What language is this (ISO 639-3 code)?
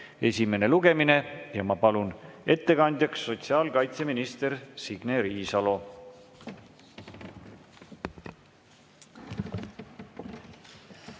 est